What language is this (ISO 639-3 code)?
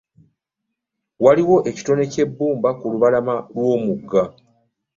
lug